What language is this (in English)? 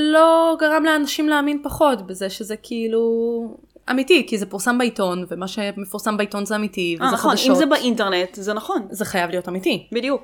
Hebrew